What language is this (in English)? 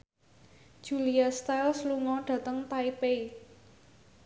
Javanese